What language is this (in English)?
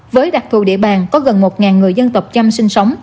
Vietnamese